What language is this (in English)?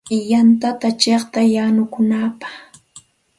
Santa Ana de Tusi Pasco Quechua